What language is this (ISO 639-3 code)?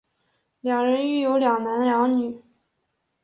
zho